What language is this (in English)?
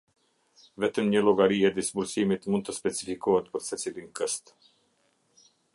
Albanian